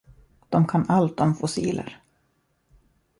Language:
Swedish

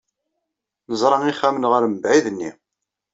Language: Kabyle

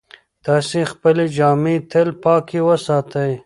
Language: Pashto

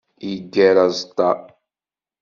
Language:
Kabyle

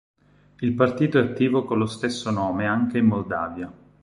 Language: Italian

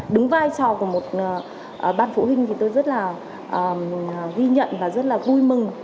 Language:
Vietnamese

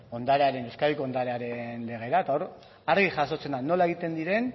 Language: Basque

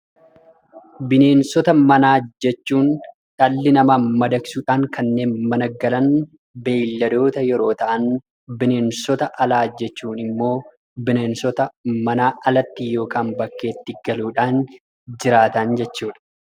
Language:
Oromo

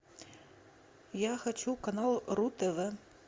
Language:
Russian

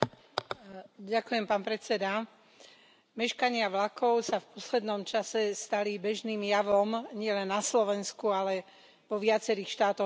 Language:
Slovak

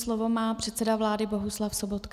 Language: Czech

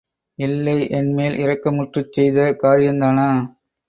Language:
Tamil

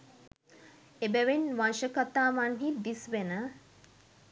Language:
Sinhala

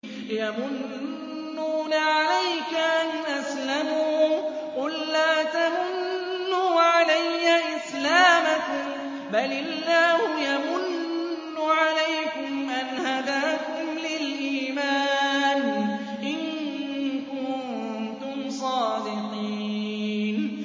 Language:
Arabic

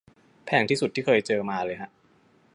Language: Thai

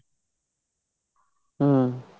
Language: Punjabi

